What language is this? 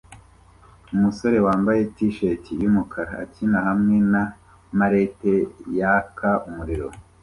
Kinyarwanda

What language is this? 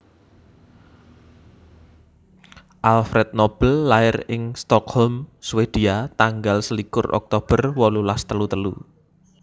Javanese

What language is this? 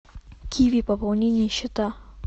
Russian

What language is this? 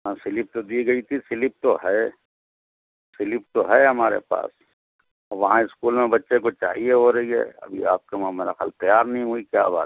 Urdu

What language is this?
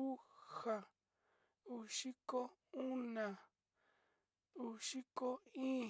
Sinicahua Mixtec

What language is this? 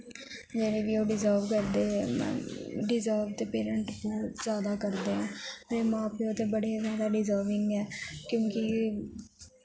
Dogri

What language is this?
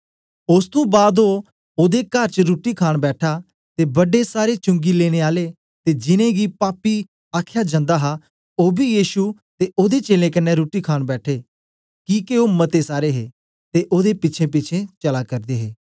Dogri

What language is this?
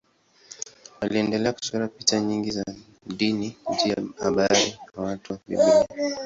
Swahili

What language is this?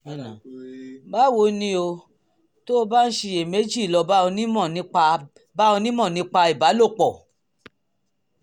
Yoruba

